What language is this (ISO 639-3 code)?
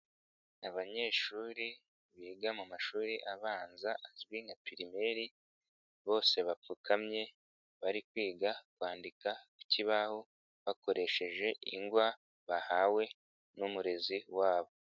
kin